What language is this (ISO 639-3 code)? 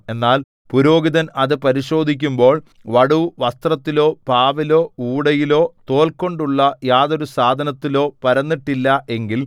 mal